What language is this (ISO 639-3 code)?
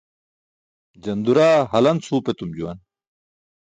bsk